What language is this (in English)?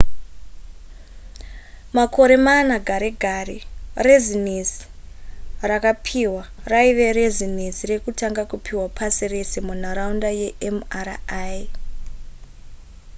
Shona